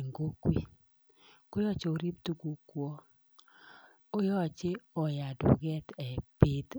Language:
Kalenjin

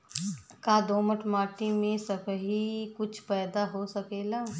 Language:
Bhojpuri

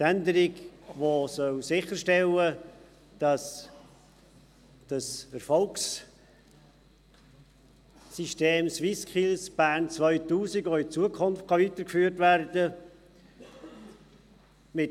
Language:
Swiss German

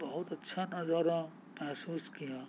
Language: Urdu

